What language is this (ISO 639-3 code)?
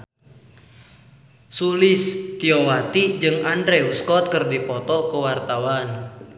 sun